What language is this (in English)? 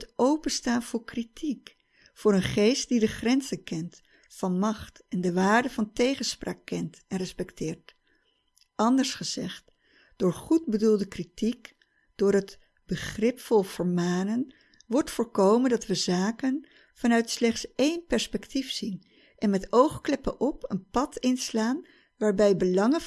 Dutch